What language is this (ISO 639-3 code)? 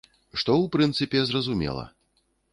bel